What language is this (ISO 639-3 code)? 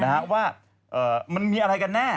tha